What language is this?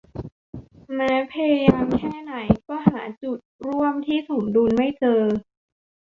Thai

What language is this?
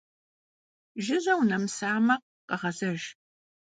Kabardian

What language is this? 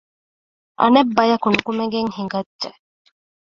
Divehi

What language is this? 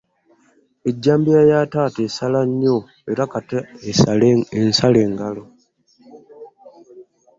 Ganda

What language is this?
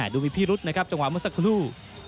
Thai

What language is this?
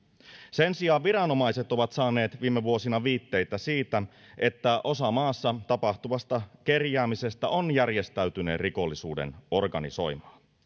Finnish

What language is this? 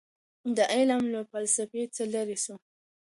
Pashto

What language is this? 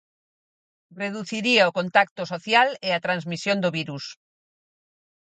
Galician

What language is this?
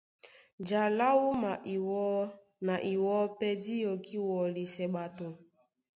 Duala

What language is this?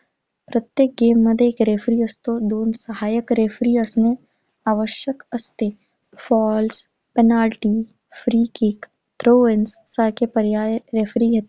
Marathi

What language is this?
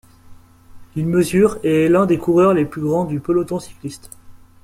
French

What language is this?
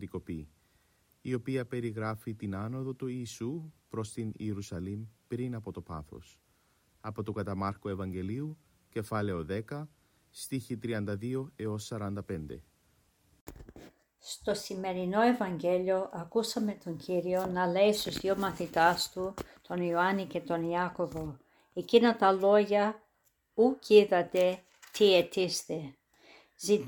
Greek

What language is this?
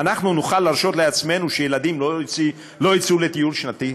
Hebrew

